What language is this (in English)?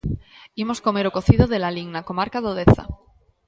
Galician